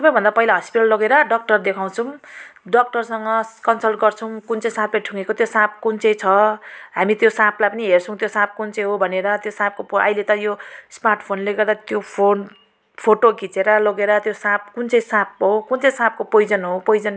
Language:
Nepali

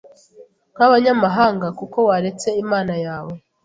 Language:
Kinyarwanda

